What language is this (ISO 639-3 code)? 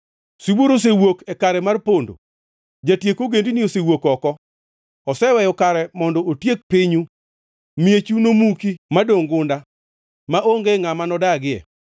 luo